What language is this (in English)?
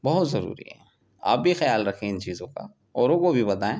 Urdu